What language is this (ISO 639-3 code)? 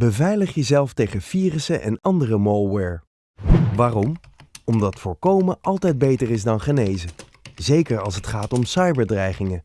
nld